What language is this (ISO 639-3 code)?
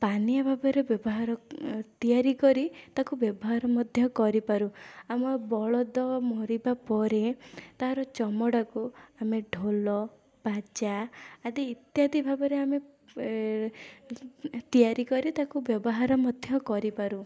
ori